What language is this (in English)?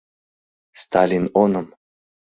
Mari